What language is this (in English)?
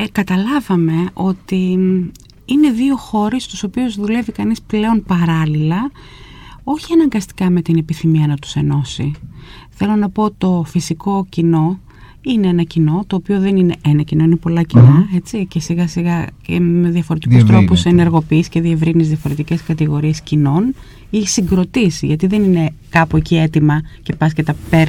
Greek